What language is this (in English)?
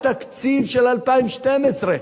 Hebrew